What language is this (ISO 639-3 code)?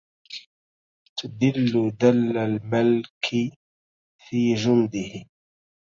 ara